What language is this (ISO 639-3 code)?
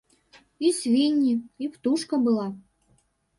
bel